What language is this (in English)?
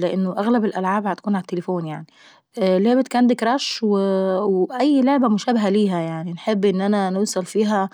Saidi Arabic